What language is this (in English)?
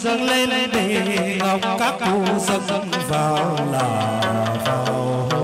Thai